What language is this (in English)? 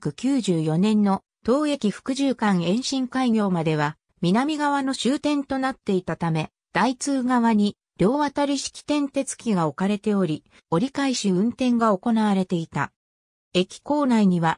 Japanese